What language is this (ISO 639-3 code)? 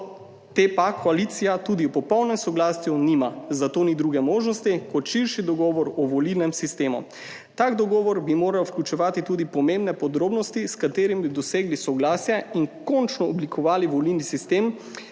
slv